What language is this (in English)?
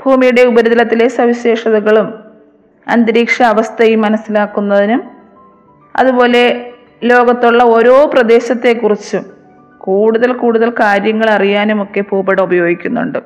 Malayalam